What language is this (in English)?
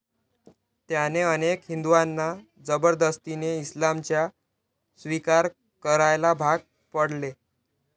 Marathi